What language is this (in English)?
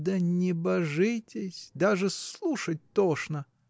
Russian